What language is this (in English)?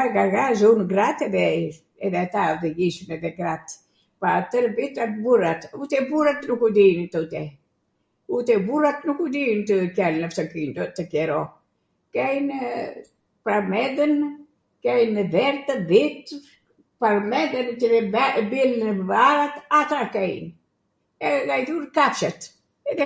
Arvanitika Albanian